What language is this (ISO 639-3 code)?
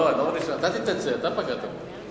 heb